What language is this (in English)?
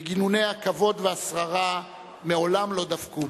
Hebrew